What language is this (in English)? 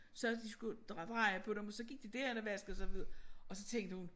Danish